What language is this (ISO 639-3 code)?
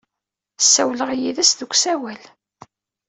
kab